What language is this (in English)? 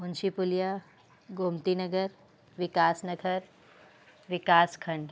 Sindhi